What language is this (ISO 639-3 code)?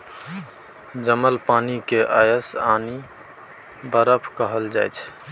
mai